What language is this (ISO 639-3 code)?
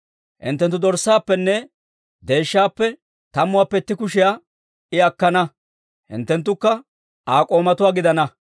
dwr